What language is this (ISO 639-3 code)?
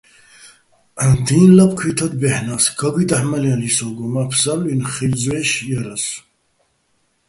bbl